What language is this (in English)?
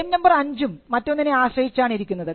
Malayalam